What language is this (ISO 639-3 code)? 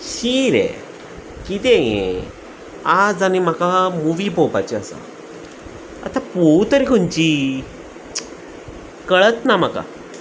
kok